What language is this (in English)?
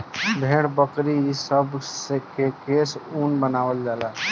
Bhojpuri